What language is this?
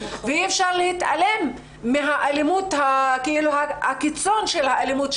Hebrew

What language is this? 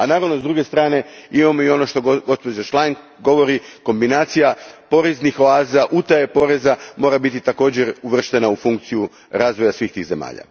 Croatian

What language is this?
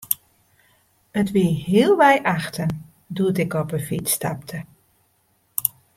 Western Frisian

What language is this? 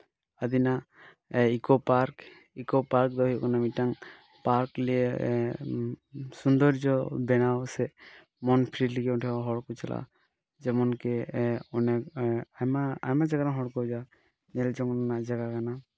Santali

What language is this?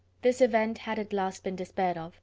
English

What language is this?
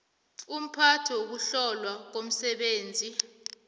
South Ndebele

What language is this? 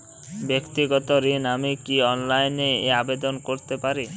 Bangla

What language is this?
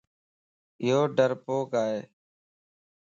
Lasi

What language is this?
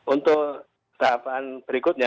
Indonesian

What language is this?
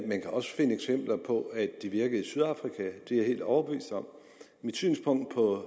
Danish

